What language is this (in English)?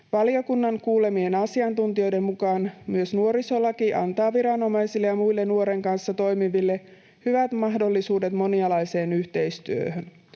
Finnish